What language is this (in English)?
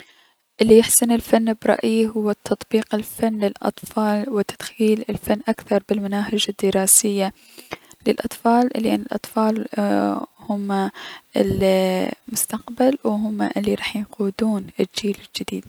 Mesopotamian Arabic